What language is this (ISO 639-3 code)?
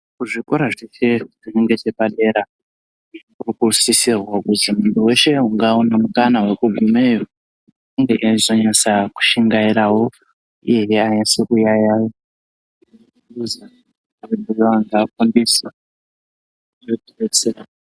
ndc